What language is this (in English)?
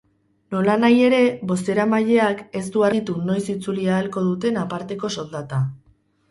Basque